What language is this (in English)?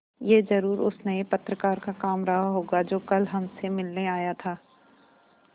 Hindi